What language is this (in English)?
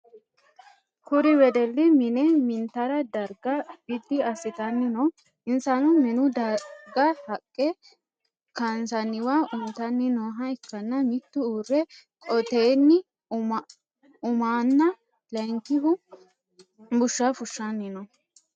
Sidamo